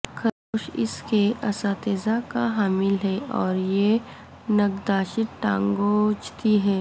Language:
Urdu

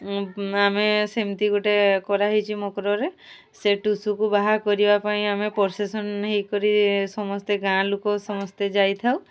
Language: Odia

